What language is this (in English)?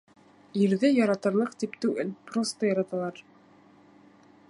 Bashkir